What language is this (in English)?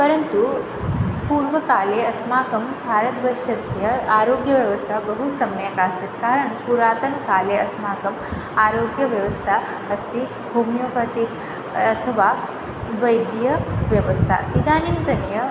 Sanskrit